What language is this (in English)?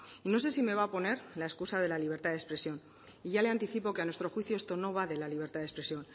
Spanish